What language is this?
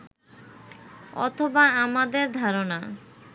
Bangla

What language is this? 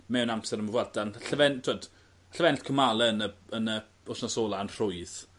Welsh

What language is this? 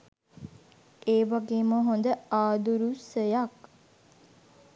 Sinhala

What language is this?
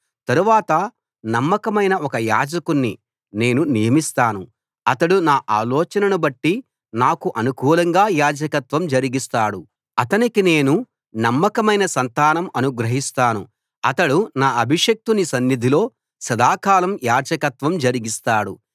Telugu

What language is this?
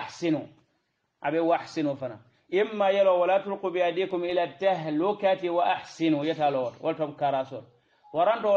Arabic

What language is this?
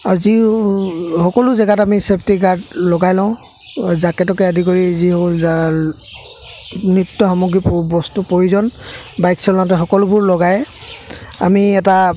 Assamese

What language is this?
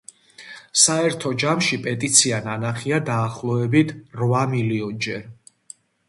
Georgian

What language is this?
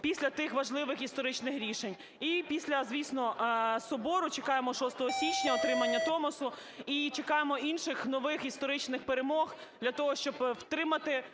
Ukrainian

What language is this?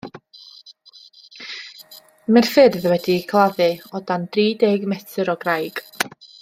Welsh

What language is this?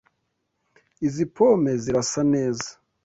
Kinyarwanda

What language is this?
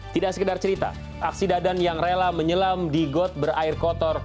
Indonesian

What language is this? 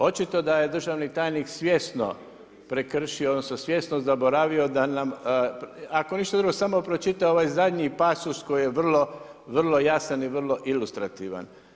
Croatian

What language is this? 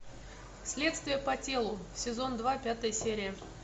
Russian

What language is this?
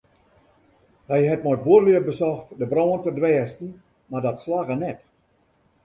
Western Frisian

